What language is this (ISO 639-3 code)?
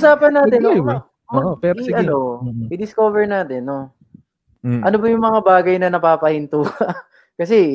fil